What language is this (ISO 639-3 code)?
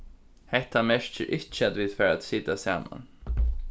fao